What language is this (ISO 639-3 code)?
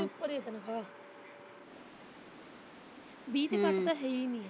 pan